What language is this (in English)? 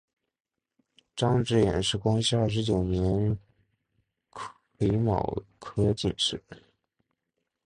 Chinese